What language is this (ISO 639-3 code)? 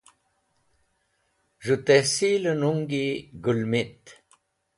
wbl